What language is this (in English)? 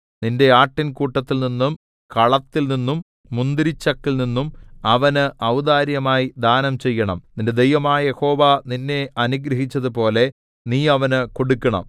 Malayalam